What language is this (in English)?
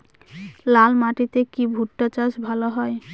Bangla